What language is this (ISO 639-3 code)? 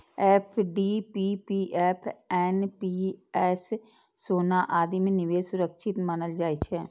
mai